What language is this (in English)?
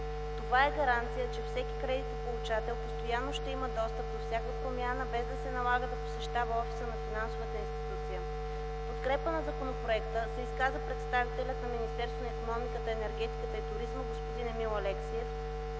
Bulgarian